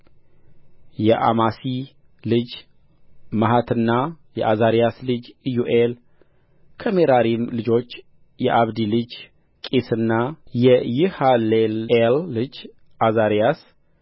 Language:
Amharic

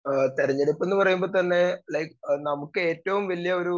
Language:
Malayalam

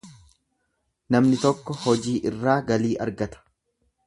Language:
Oromo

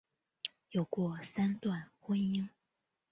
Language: Chinese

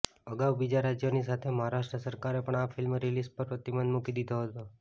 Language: Gujarati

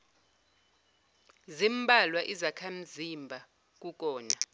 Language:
Zulu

